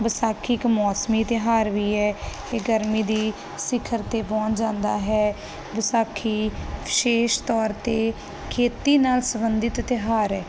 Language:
Punjabi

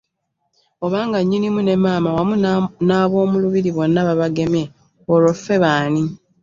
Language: Ganda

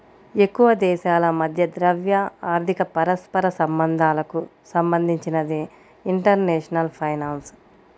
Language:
Telugu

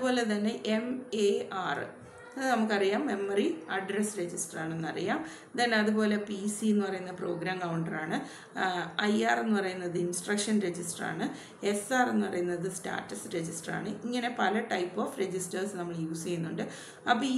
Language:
Malayalam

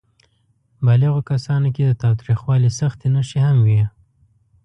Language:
Pashto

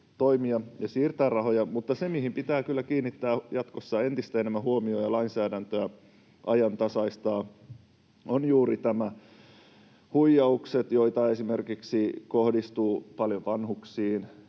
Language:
Finnish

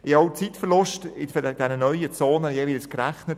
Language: Swiss German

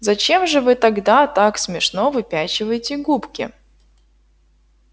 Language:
Russian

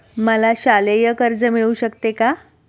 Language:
Marathi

